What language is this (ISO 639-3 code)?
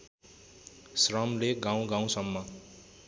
nep